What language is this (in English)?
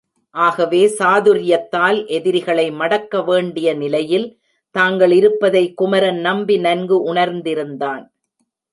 Tamil